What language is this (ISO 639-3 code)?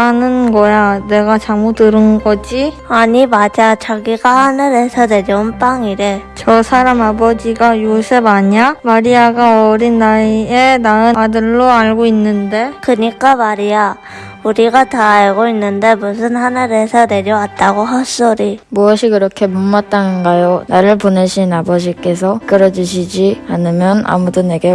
kor